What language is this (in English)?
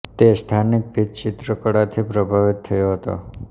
Gujarati